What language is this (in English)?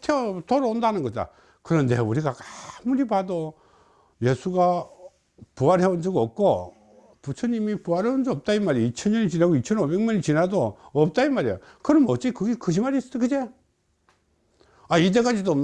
Korean